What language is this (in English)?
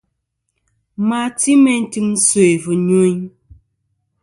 Kom